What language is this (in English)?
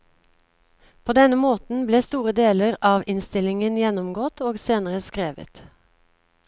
Norwegian